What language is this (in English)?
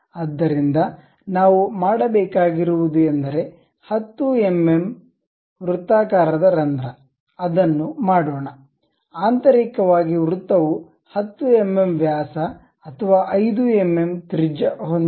Kannada